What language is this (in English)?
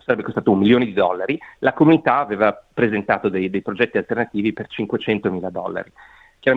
Italian